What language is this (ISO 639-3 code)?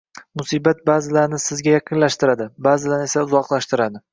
uzb